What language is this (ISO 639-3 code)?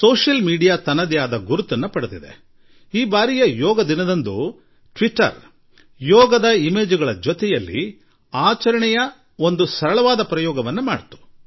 kan